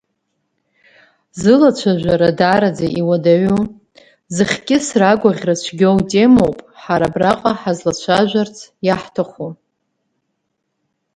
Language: Abkhazian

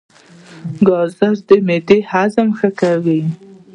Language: Pashto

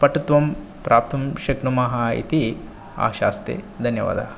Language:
Sanskrit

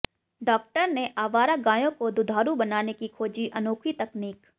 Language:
Hindi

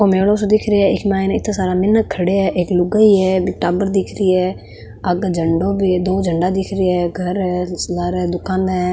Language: Marwari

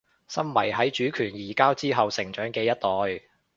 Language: Cantonese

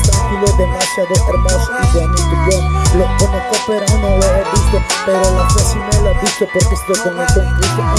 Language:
Spanish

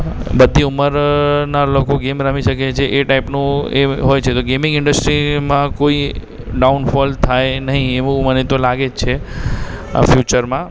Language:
Gujarati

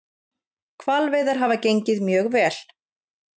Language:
Icelandic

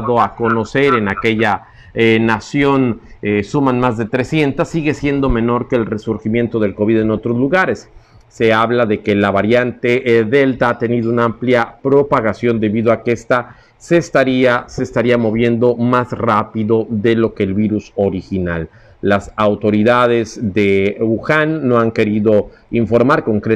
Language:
Spanish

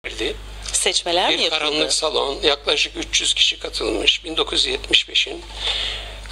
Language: Turkish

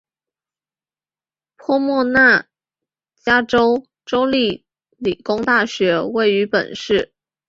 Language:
Chinese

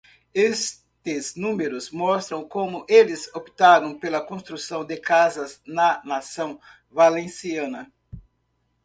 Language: Portuguese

